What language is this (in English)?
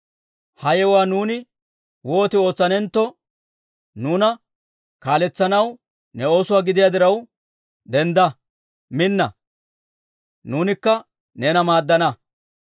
Dawro